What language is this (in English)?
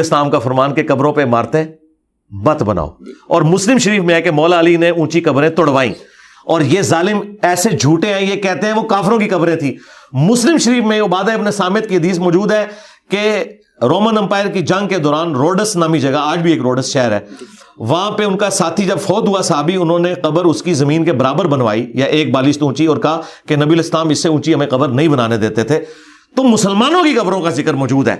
Urdu